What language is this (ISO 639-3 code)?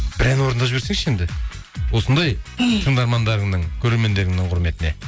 kaz